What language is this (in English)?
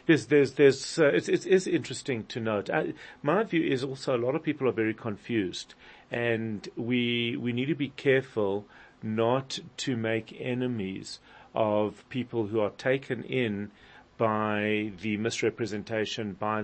English